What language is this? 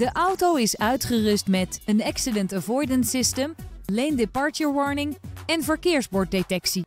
Dutch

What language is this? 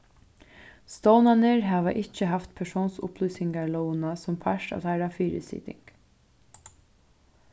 Faroese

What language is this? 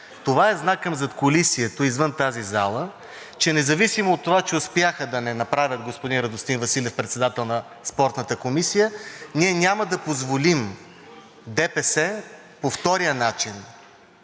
Bulgarian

